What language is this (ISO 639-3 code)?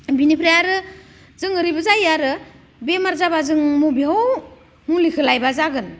brx